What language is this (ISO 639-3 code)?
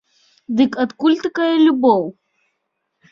bel